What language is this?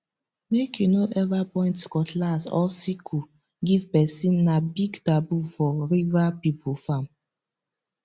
Nigerian Pidgin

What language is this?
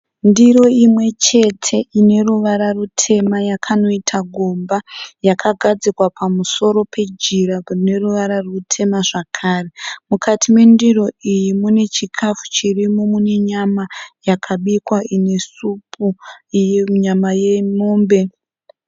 Shona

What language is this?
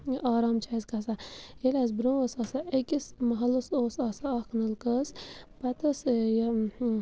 Kashmiri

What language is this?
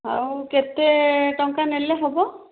Odia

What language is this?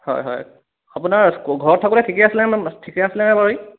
Assamese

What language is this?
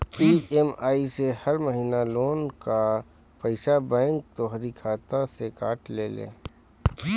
Bhojpuri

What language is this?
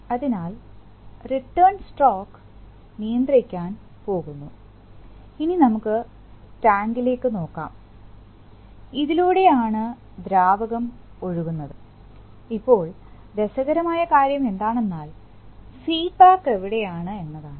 Malayalam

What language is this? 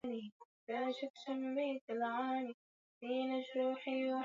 Swahili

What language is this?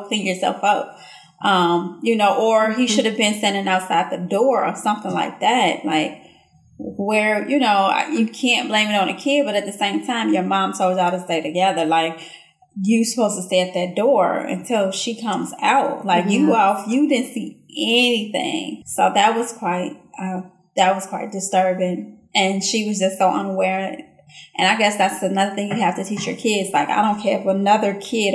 English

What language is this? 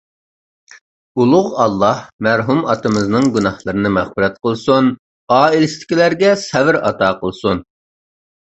Uyghur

